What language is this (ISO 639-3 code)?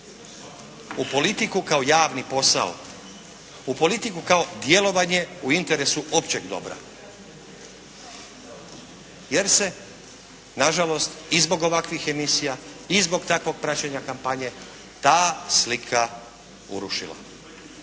hrv